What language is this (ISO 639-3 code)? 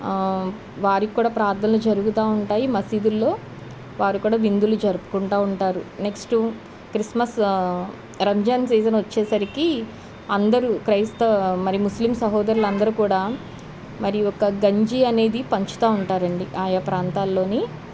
tel